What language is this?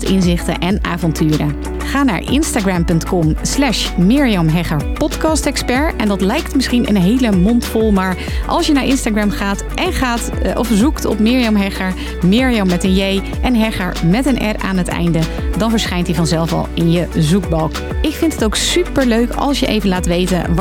Dutch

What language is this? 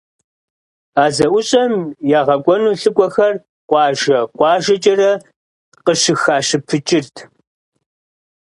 Kabardian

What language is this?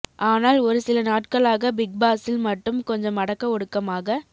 Tamil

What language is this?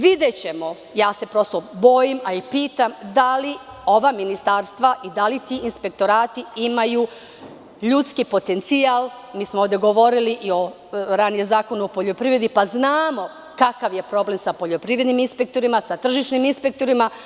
Serbian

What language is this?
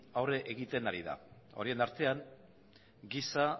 Basque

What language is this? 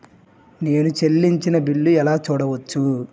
Telugu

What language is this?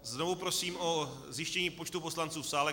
Czech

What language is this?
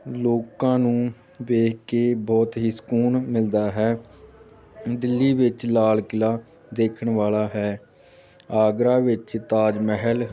Punjabi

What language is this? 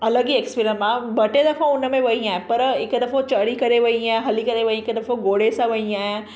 Sindhi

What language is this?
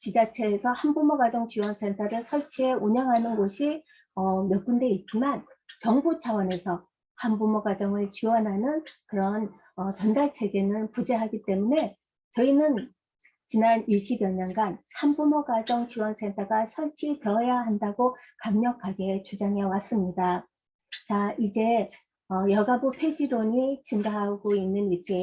Korean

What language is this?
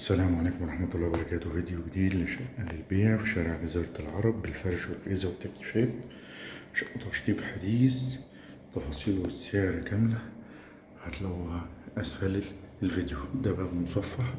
Arabic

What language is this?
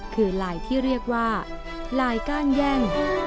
Thai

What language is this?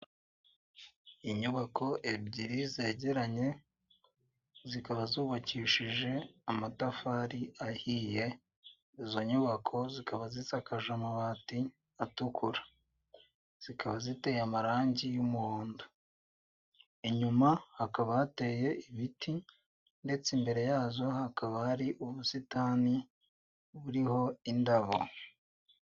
Kinyarwanda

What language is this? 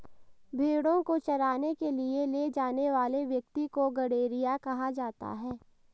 Hindi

